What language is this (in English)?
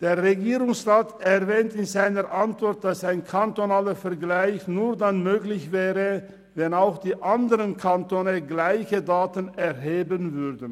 Swiss German